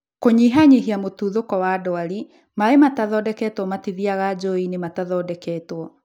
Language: Kikuyu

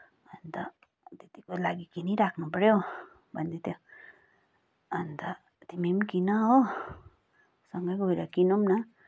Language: Nepali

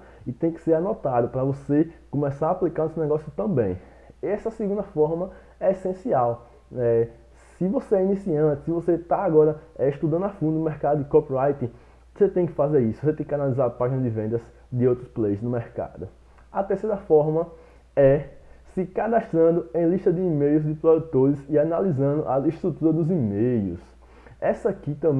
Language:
Portuguese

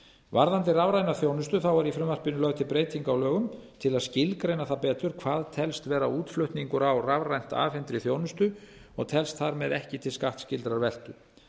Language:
Icelandic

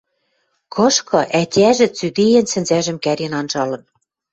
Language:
Western Mari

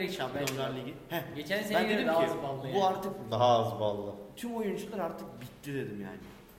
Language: Turkish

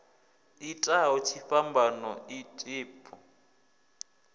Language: Venda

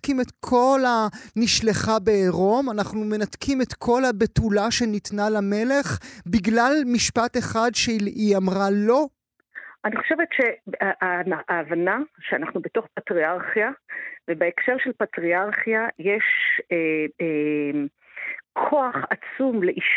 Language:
Hebrew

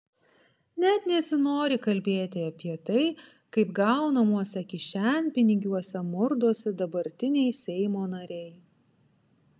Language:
Lithuanian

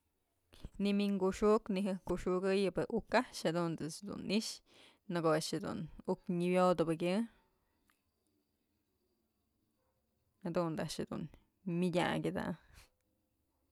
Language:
Mazatlán Mixe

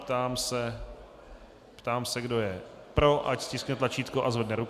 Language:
Czech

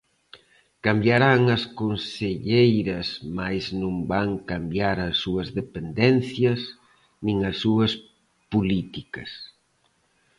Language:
Galician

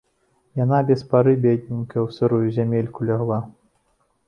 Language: Belarusian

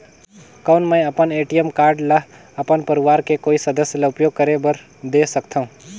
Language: Chhattisgarhi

